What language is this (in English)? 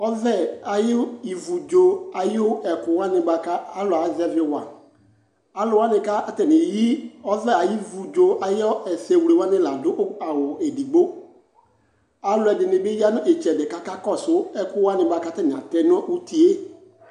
Ikposo